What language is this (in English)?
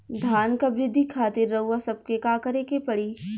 Bhojpuri